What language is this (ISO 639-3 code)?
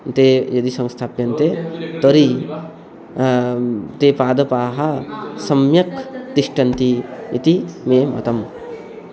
san